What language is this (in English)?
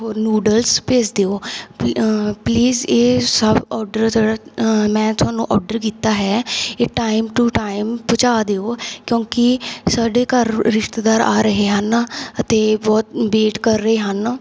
Punjabi